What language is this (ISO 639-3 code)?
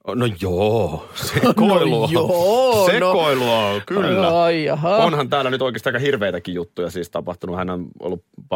fin